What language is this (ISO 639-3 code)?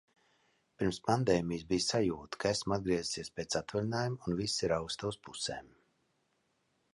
lav